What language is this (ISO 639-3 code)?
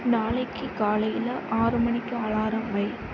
tam